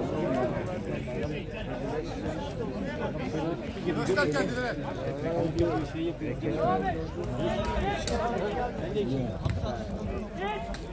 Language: Turkish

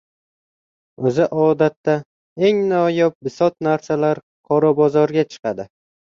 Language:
Uzbek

